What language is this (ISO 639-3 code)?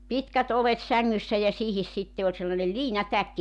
fin